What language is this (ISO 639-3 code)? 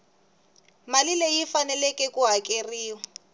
tso